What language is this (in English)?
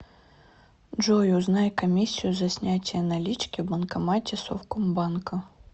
Russian